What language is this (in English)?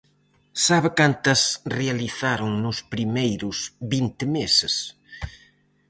Galician